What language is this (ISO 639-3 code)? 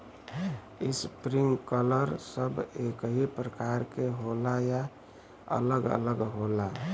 bho